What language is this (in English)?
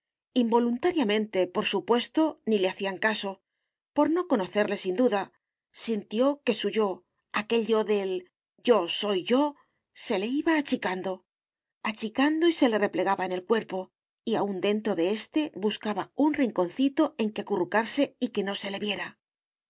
Spanish